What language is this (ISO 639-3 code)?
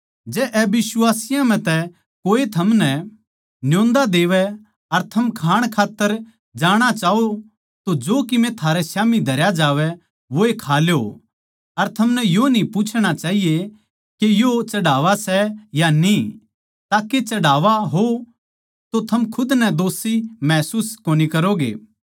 bgc